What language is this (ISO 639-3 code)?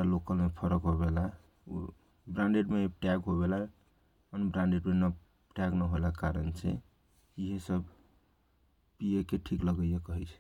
thq